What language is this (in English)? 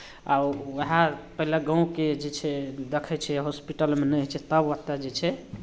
Maithili